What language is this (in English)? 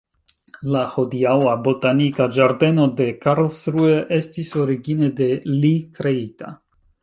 Esperanto